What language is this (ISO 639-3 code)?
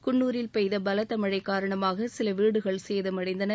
tam